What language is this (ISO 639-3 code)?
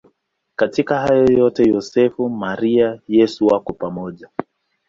swa